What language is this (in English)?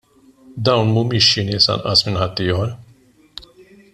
Maltese